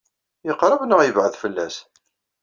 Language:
Kabyle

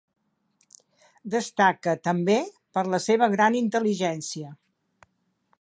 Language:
Catalan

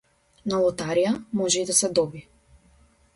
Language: Macedonian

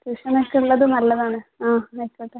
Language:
Malayalam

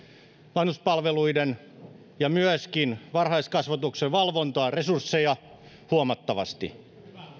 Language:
Finnish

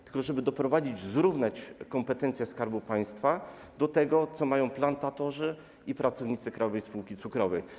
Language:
Polish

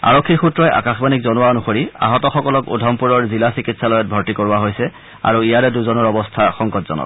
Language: Assamese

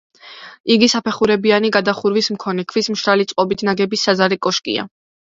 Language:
Georgian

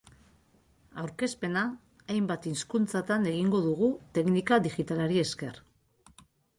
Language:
Basque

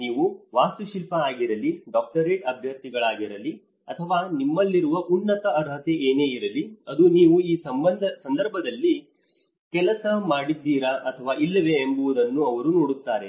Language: Kannada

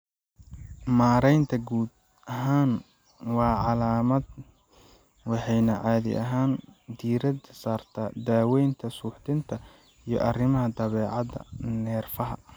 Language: Somali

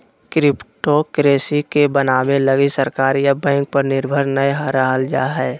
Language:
Magahi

